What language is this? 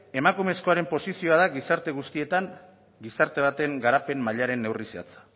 Basque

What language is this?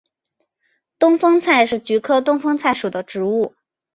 Chinese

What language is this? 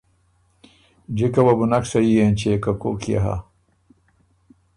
Ormuri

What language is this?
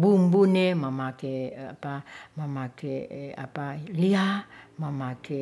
Ratahan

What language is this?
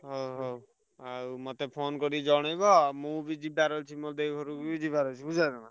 Odia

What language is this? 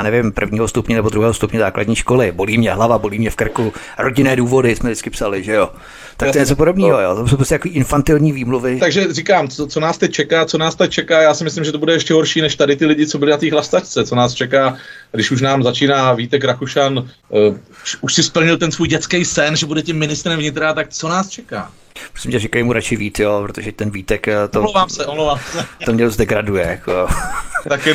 Czech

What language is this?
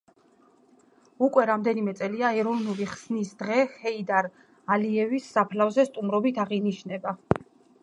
Georgian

